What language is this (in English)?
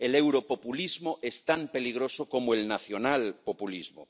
Spanish